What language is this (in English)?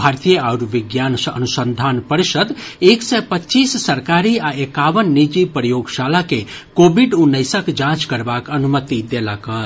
Maithili